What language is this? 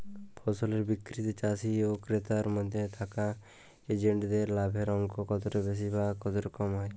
Bangla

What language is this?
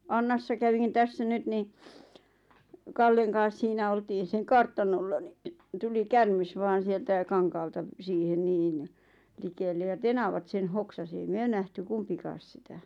Finnish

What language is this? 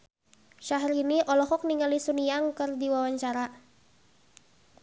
Sundanese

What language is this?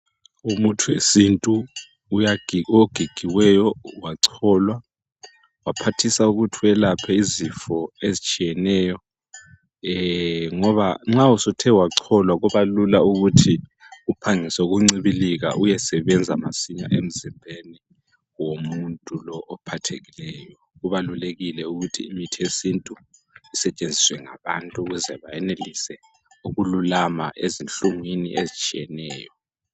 North Ndebele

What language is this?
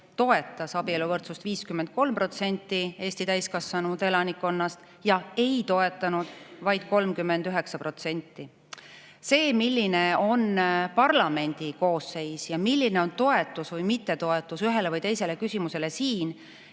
Estonian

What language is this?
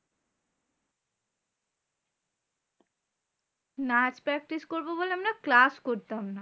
Bangla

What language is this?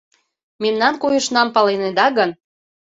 Mari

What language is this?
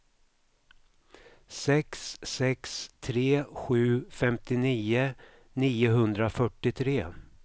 Swedish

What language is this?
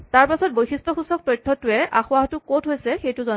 Assamese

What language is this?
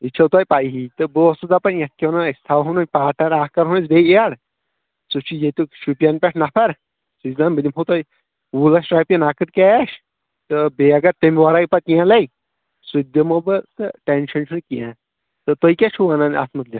Kashmiri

